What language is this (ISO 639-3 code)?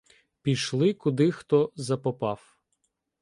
ukr